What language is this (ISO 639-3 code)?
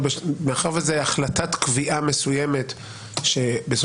heb